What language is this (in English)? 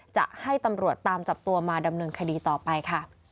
Thai